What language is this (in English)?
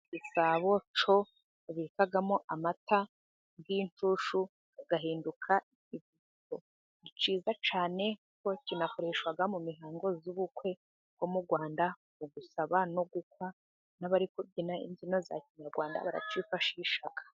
Kinyarwanda